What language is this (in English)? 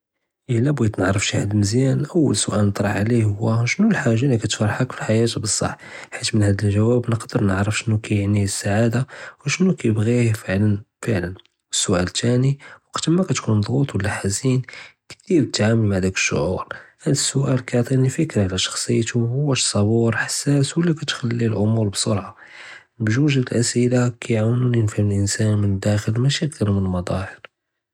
Judeo-Arabic